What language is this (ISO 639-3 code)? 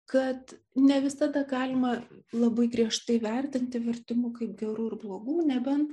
lit